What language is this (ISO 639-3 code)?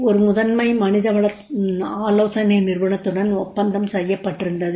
tam